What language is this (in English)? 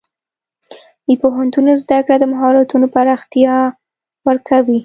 Pashto